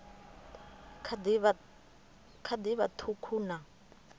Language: Venda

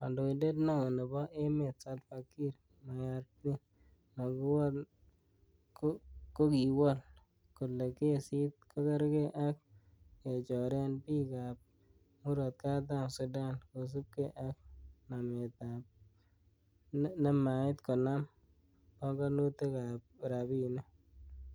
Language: Kalenjin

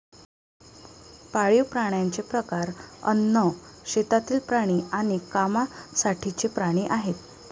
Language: Marathi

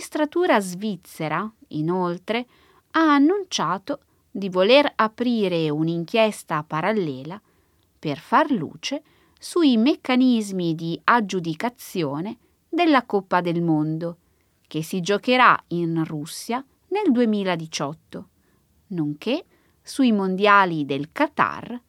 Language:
Italian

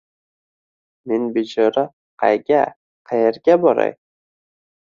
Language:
Uzbek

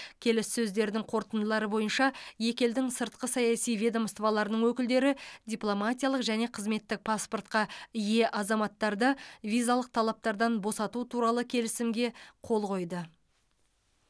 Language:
Kazakh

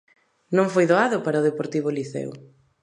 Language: Galician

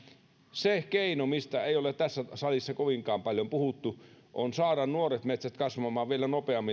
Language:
Finnish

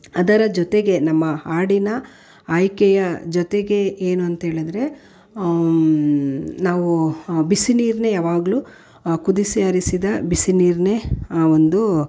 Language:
Kannada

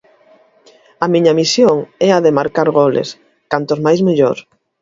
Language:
Galician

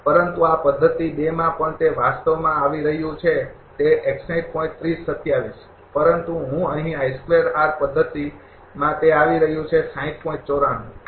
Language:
Gujarati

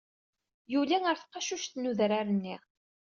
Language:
Kabyle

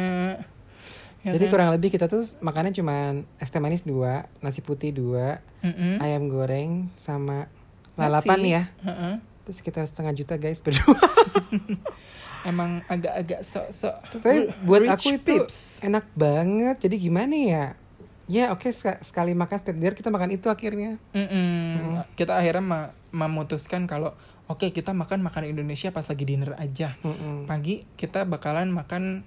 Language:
Indonesian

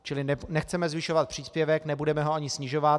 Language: Czech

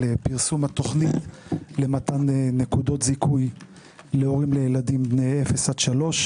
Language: Hebrew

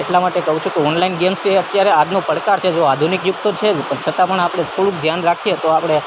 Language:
Gujarati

